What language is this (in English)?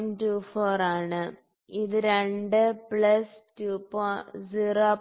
Malayalam